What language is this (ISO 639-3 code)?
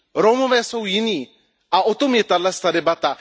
ces